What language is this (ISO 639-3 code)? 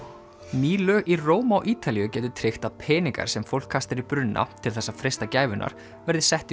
isl